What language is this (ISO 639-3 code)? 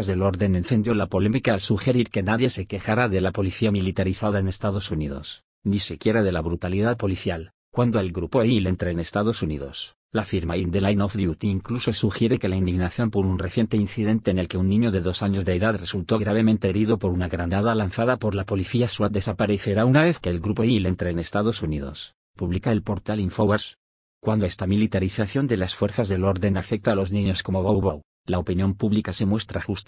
spa